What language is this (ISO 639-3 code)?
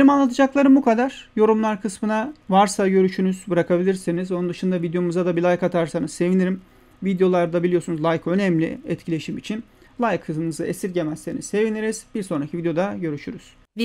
tur